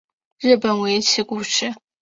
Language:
Chinese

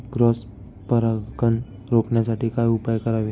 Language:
Marathi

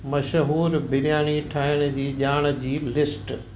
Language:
Sindhi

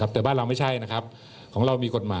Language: Thai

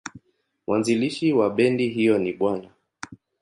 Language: Swahili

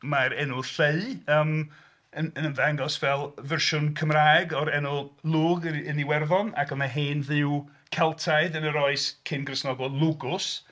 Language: Welsh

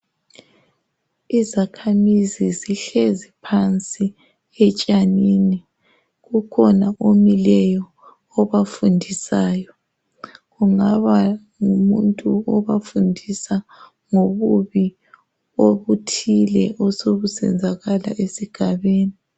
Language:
North Ndebele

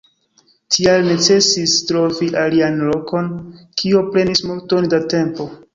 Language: Esperanto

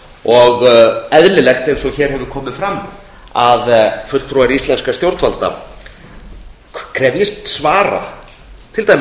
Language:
Icelandic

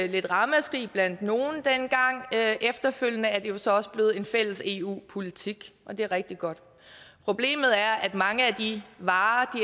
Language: Danish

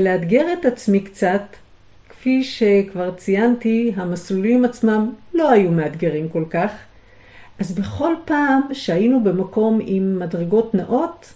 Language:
Hebrew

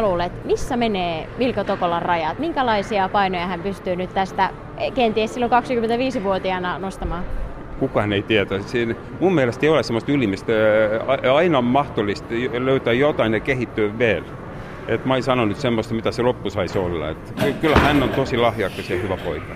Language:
Finnish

